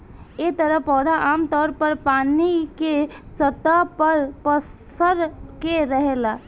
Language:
Bhojpuri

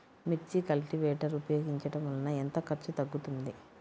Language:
Telugu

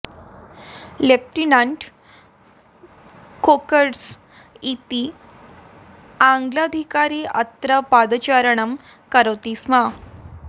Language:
Sanskrit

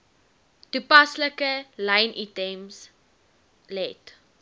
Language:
Afrikaans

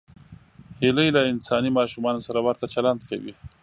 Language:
Pashto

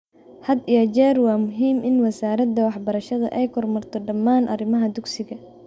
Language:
Somali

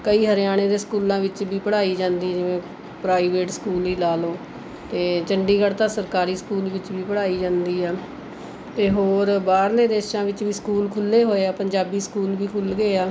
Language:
Punjabi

